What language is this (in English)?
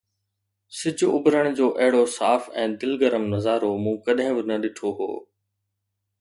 Sindhi